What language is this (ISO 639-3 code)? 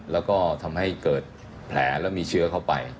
tha